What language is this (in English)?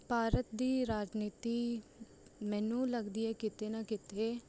Punjabi